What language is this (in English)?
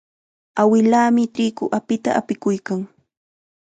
Chiquián Ancash Quechua